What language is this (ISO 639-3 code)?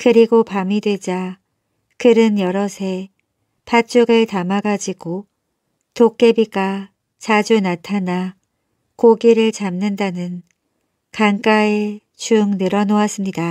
kor